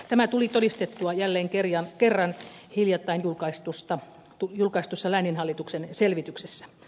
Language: Finnish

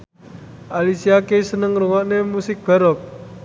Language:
Javanese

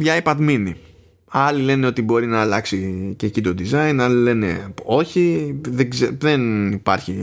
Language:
Greek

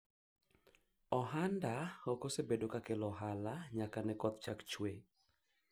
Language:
Luo (Kenya and Tanzania)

